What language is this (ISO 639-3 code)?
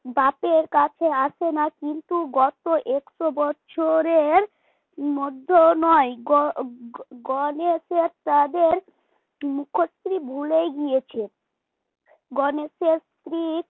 ben